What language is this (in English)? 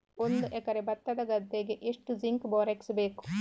Kannada